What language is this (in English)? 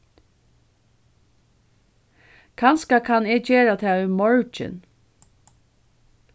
Faroese